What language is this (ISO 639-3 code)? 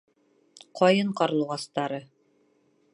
bak